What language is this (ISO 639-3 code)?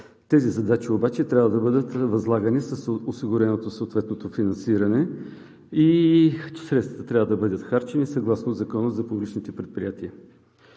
bul